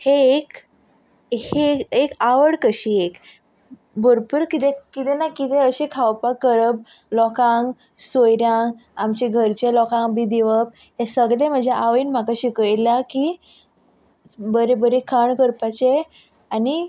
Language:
Konkani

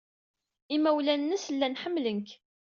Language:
Kabyle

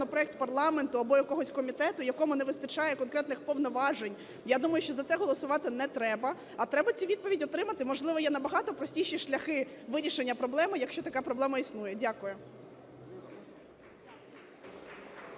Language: Ukrainian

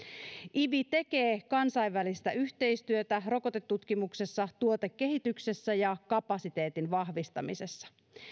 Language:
Finnish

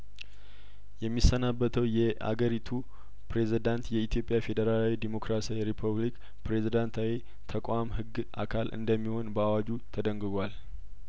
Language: Amharic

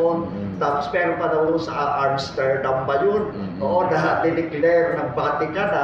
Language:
Filipino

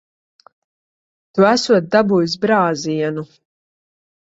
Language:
Latvian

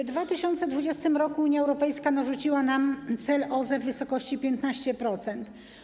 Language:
Polish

